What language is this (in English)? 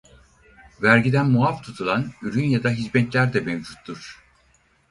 Turkish